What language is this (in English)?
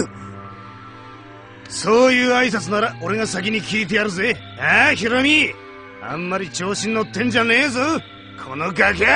Japanese